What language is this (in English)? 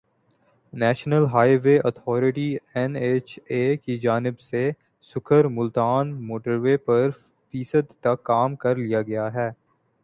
Urdu